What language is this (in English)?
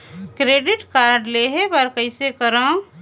Chhattisgarhi